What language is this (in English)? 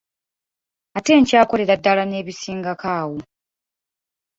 Ganda